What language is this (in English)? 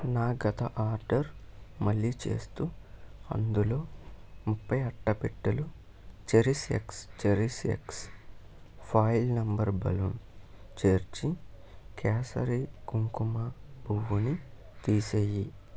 Telugu